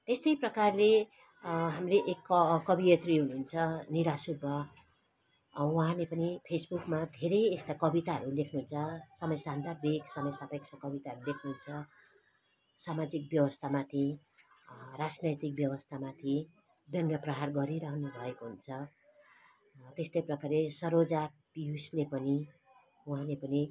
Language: Nepali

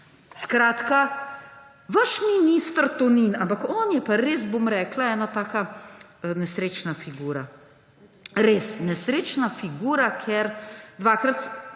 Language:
Slovenian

